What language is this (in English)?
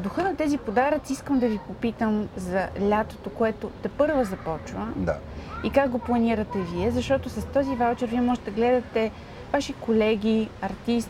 Bulgarian